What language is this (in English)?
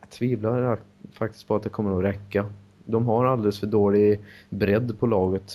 Swedish